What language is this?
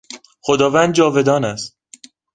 Persian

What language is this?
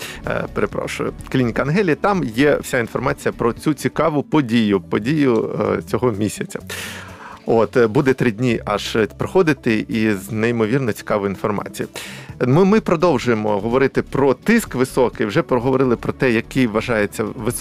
Ukrainian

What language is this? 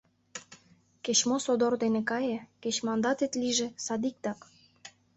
Mari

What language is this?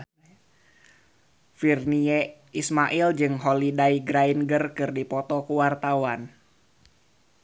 Sundanese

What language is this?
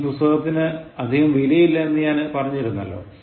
Malayalam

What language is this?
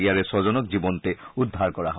Assamese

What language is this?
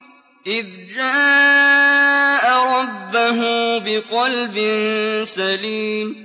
Arabic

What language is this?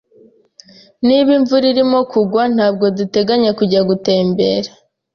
Kinyarwanda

